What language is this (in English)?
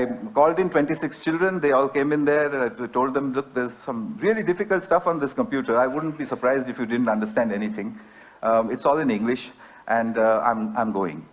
Dutch